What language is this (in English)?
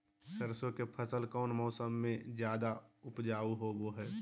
Magahi